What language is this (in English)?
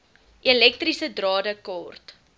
Afrikaans